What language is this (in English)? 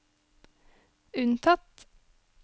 Norwegian